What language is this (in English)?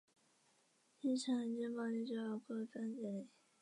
Chinese